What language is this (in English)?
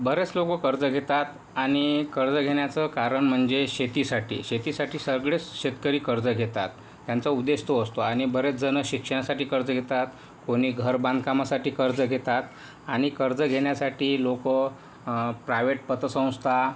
Marathi